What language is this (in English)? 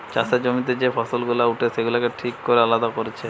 Bangla